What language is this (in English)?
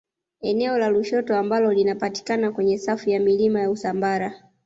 Swahili